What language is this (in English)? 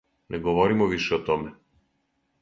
Serbian